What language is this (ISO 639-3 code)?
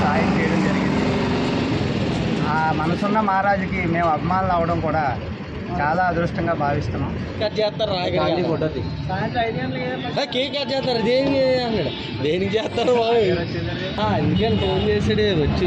tel